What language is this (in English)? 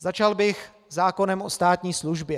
Czech